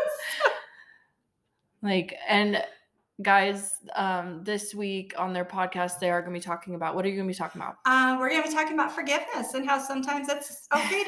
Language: English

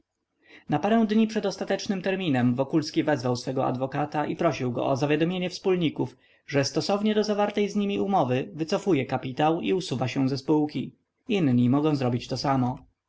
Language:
Polish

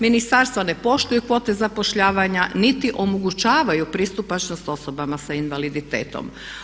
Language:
Croatian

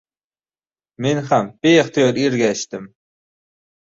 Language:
Uzbek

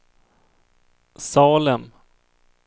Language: Swedish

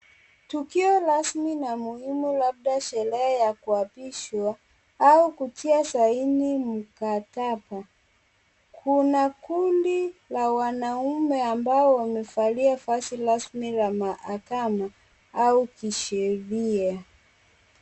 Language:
Swahili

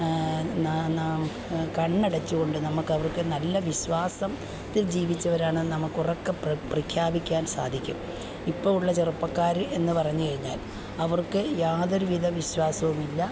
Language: Malayalam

